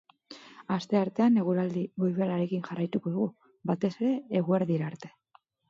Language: Basque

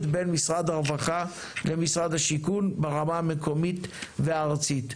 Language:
Hebrew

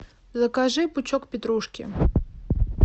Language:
Russian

